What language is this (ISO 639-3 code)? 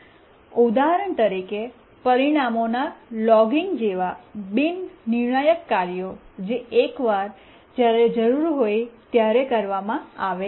guj